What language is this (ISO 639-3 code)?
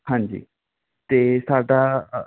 pan